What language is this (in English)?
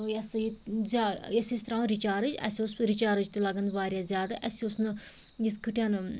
Kashmiri